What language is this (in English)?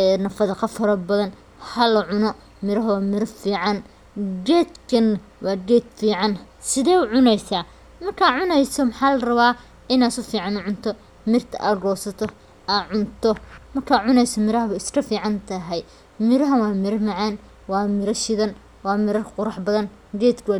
Somali